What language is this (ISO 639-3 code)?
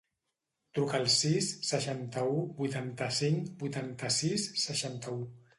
cat